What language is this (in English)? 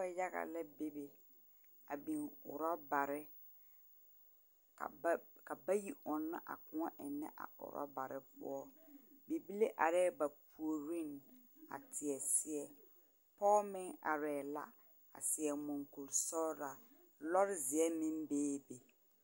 Southern Dagaare